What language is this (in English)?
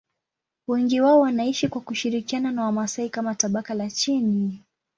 Swahili